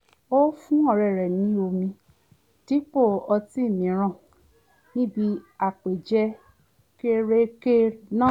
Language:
Yoruba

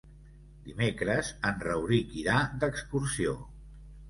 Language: Catalan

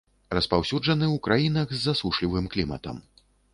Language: Belarusian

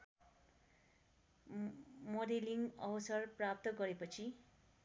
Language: Nepali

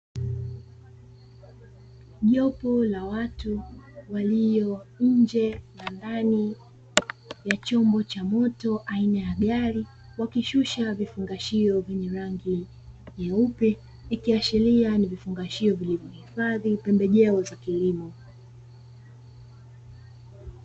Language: Swahili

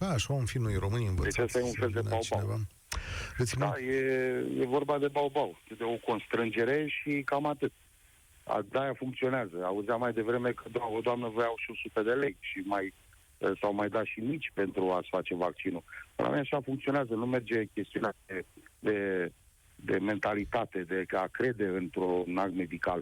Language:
Romanian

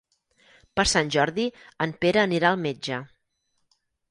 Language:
Catalan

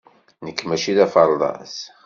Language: Kabyle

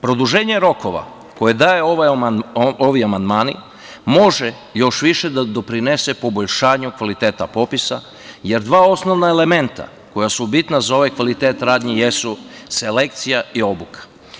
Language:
Serbian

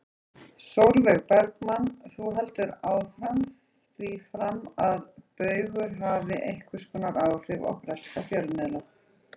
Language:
Icelandic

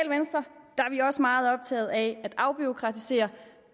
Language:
Danish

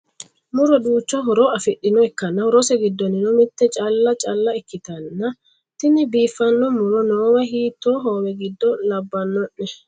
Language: Sidamo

